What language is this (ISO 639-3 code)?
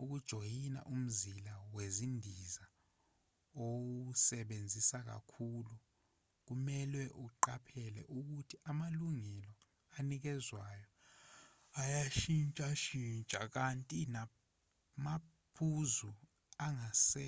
zul